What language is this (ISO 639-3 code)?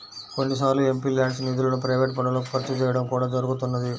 tel